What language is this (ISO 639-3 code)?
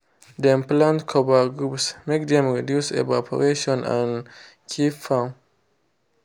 pcm